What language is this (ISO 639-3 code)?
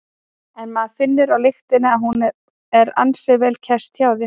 isl